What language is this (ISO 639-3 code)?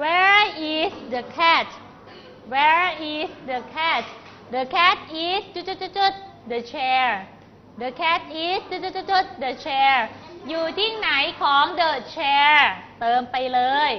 tha